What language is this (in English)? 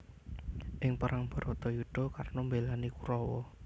Javanese